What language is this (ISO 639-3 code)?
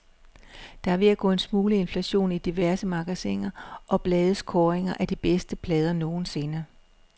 dan